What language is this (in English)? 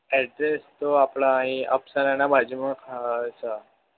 Gujarati